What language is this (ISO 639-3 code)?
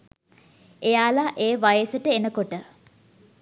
sin